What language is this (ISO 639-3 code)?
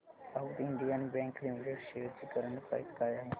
mar